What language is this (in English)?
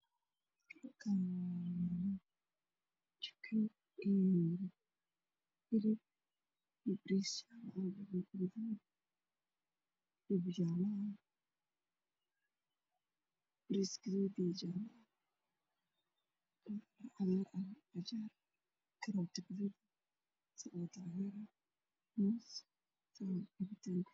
Somali